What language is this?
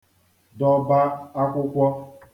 Igbo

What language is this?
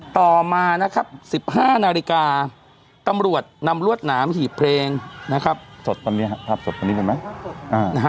Thai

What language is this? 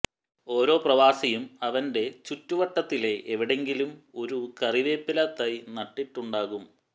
Malayalam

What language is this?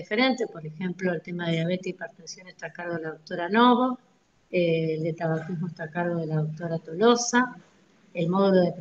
Spanish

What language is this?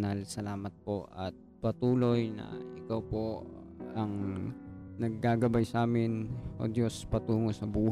Filipino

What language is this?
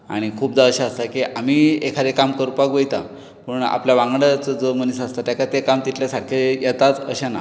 Konkani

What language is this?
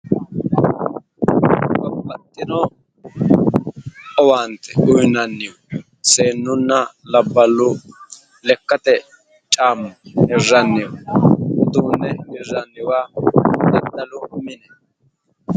Sidamo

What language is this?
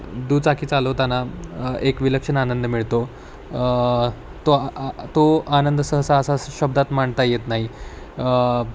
Marathi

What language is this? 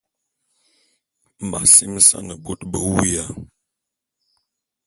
Bulu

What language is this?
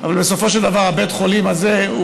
Hebrew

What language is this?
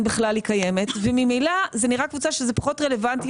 Hebrew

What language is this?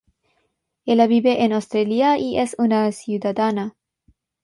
Spanish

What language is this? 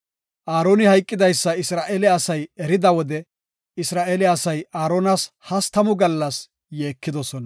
Gofa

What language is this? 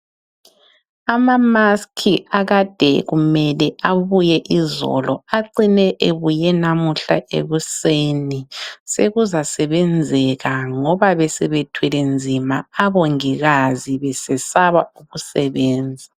North Ndebele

